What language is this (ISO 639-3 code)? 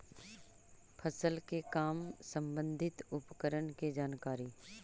mag